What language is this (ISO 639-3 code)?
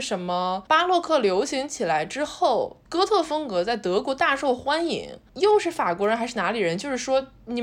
zho